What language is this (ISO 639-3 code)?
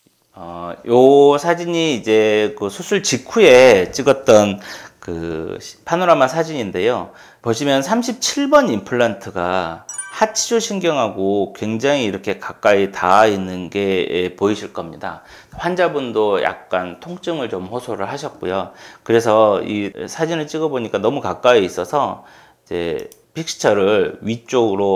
kor